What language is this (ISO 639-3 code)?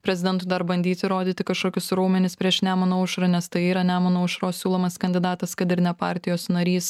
lit